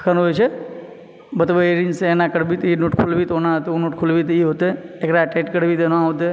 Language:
Maithili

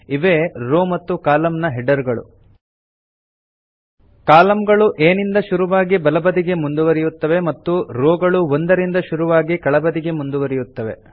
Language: Kannada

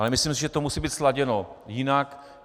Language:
Czech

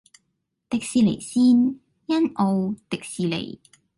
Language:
Cantonese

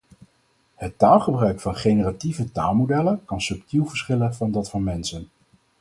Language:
Dutch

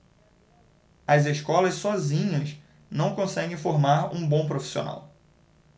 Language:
Portuguese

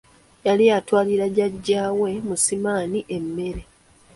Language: Ganda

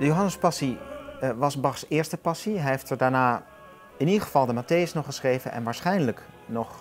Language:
Dutch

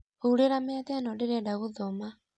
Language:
Kikuyu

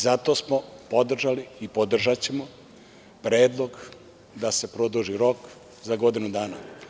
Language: Serbian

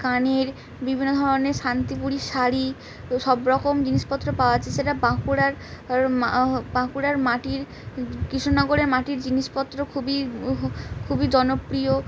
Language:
Bangla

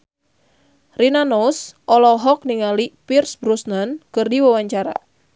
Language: Sundanese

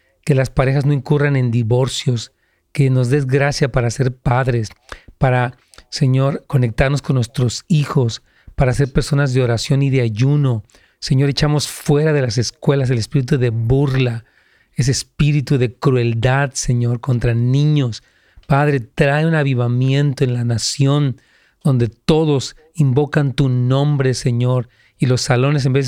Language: Spanish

